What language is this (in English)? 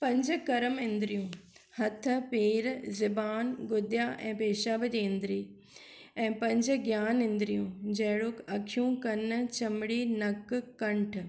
Sindhi